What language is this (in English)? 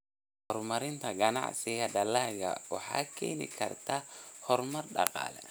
Somali